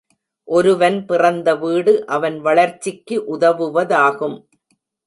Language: Tamil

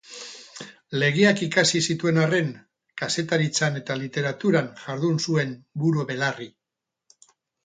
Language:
Basque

